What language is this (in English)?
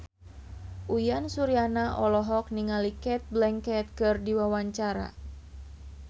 Sundanese